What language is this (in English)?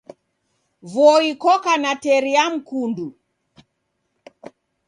Taita